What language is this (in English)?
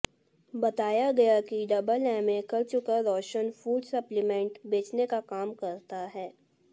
Hindi